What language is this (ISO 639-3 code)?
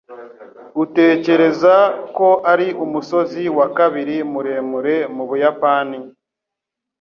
kin